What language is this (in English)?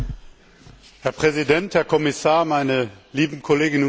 German